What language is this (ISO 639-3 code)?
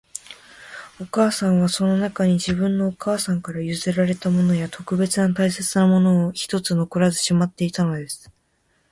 jpn